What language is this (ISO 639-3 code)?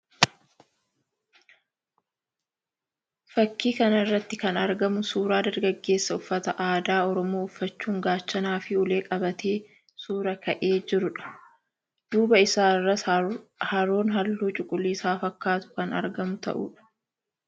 orm